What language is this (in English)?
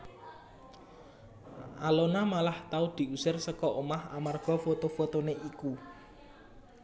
Javanese